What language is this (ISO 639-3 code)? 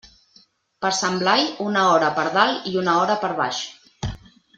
cat